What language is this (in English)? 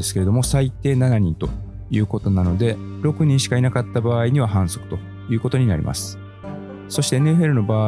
Japanese